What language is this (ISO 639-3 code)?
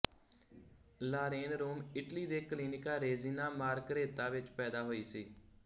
pan